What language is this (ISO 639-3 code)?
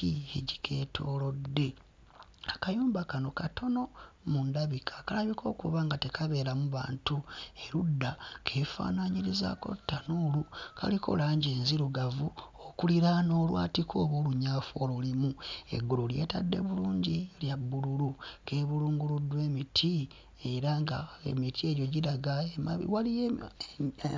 lug